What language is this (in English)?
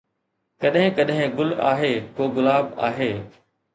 Sindhi